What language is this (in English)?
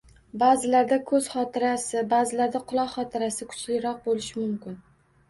Uzbek